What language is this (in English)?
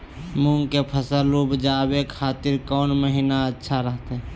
Magahi